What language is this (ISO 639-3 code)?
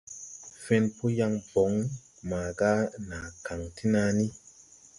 tui